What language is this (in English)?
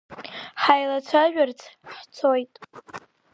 Abkhazian